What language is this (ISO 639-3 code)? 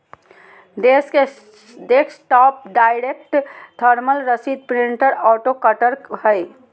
mag